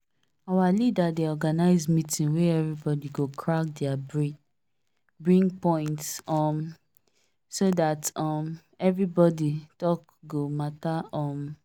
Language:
Nigerian Pidgin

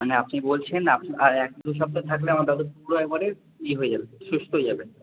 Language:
Bangla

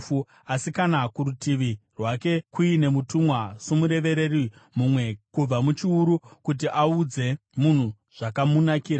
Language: Shona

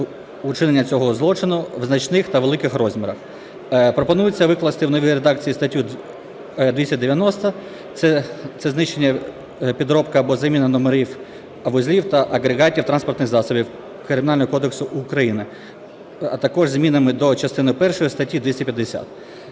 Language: Ukrainian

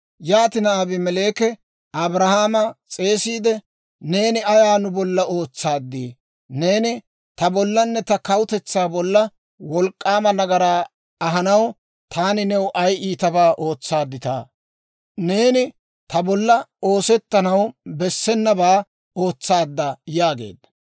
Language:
Dawro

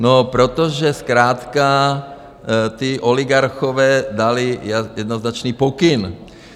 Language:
Czech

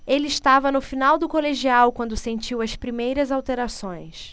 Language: Portuguese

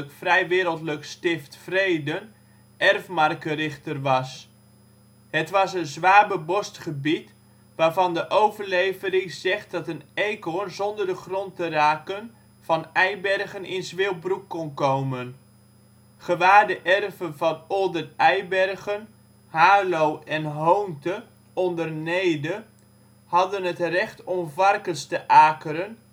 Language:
Dutch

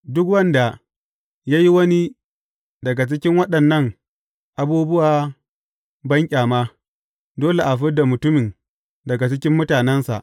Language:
Hausa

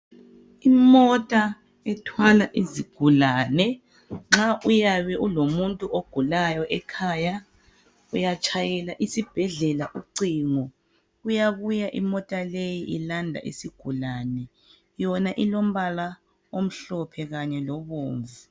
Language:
North Ndebele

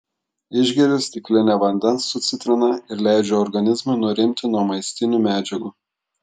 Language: Lithuanian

